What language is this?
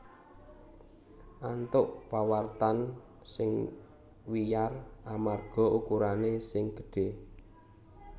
Javanese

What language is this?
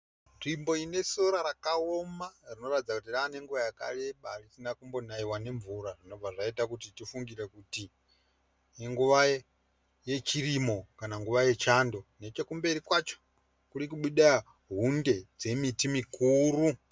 Shona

